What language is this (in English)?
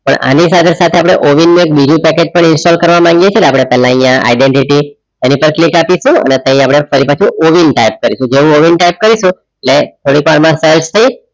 Gujarati